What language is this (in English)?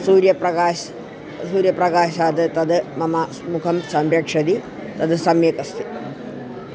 Sanskrit